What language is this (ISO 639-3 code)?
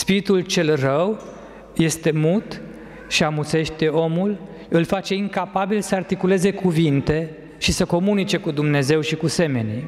ron